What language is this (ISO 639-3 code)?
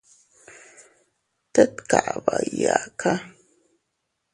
cut